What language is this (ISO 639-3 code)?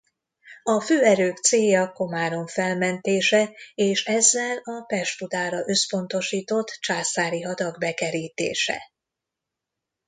hun